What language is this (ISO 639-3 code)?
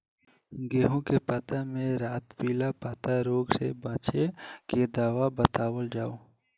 bho